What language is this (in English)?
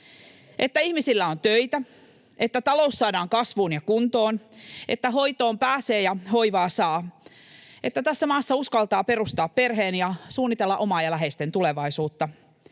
Finnish